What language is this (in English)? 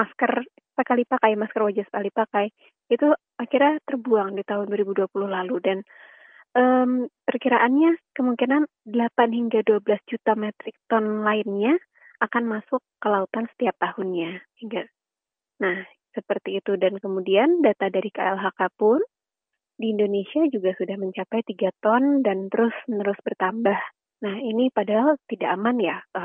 Indonesian